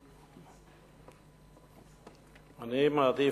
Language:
Hebrew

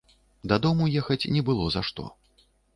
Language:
Belarusian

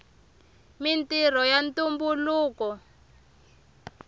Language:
Tsonga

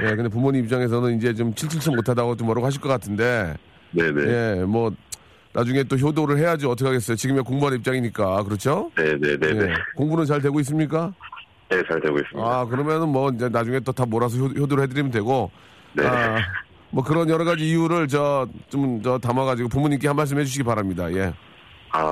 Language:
Korean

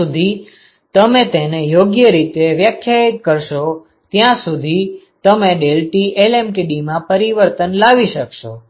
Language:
Gujarati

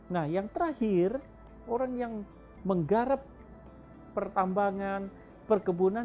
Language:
Indonesian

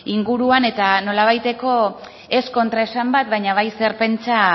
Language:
Basque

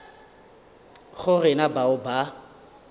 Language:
Northern Sotho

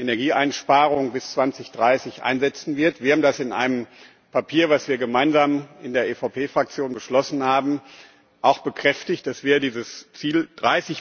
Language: German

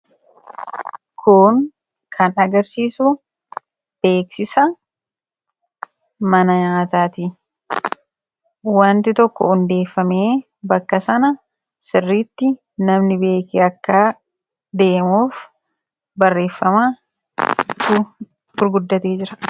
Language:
Oromo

